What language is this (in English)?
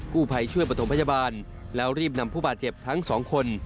Thai